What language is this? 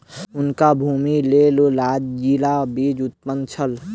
Maithili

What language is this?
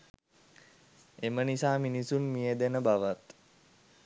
Sinhala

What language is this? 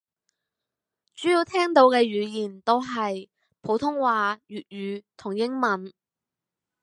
Cantonese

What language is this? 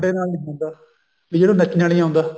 Punjabi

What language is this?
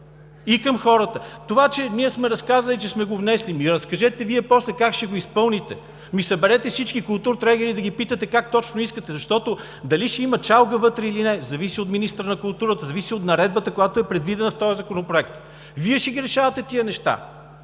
Bulgarian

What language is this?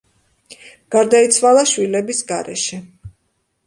Georgian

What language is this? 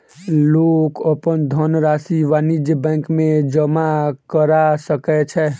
Maithili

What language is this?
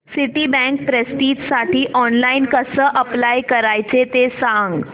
Marathi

